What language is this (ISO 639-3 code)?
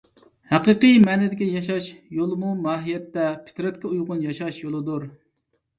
uig